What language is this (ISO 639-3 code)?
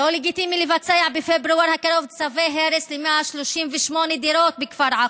heb